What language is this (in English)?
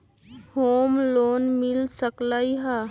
Magahi